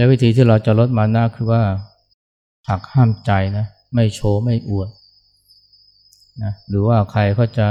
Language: Thai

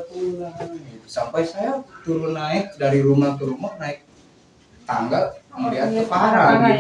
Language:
Indonesian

